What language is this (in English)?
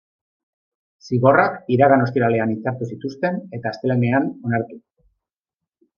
Basque